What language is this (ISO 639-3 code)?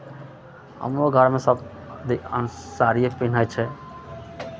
mai